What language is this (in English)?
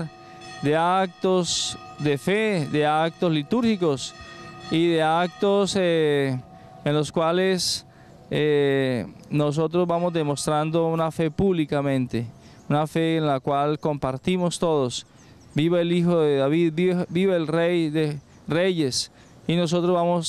Spanish